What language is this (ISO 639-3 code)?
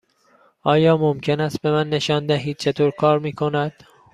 fas